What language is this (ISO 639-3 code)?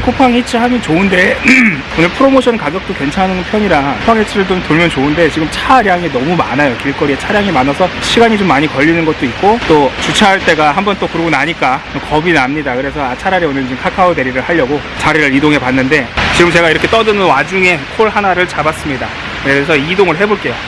kor